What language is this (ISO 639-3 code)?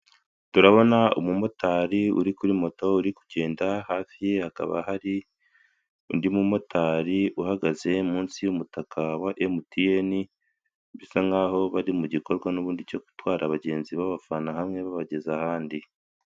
kin